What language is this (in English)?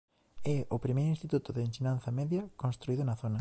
Galician